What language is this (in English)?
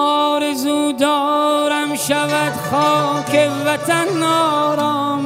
Persian